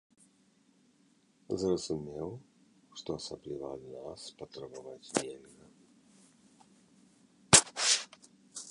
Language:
Belarusian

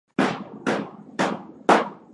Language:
Swahili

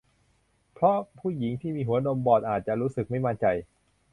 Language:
Thai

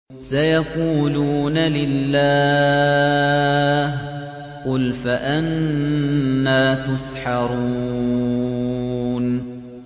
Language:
Arabic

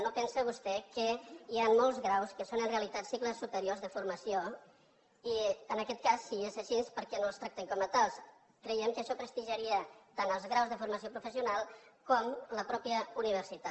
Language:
Catalan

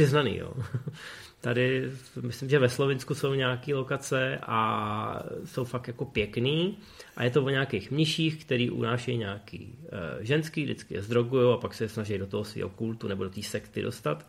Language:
Czech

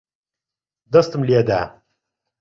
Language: Central Kurdish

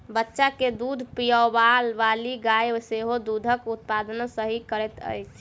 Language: Maithili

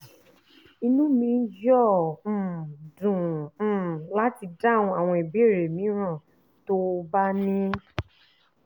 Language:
Yoruba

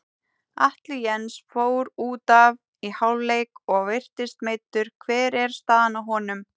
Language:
Icelandic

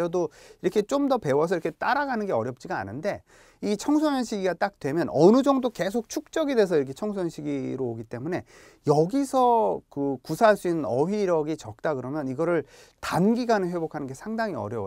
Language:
Korean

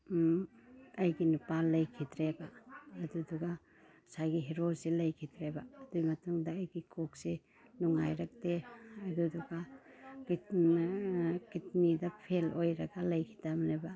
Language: Manipuri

